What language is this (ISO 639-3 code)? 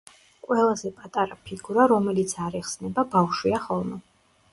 kat